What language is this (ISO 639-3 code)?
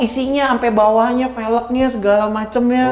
ind